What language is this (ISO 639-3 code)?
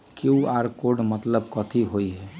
mag